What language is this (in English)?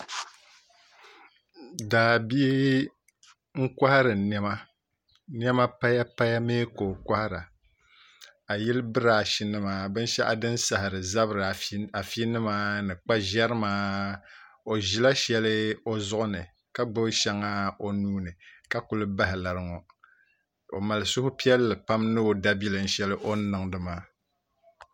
Dagbani